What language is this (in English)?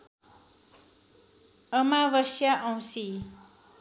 Nepali